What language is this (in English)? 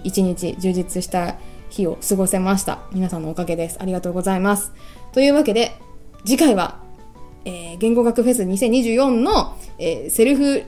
Japanese